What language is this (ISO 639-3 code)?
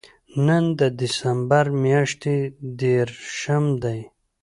pus